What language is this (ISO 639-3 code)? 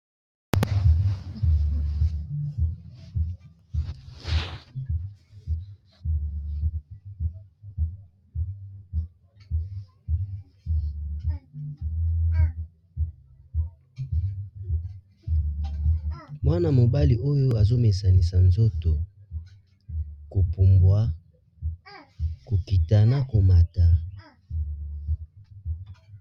lin